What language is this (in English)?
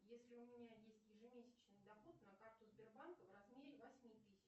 Russian